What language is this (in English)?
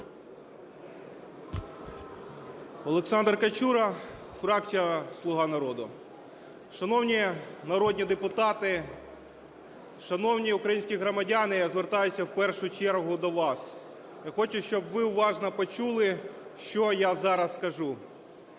Ukrainian